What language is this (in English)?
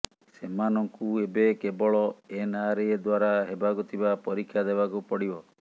Odia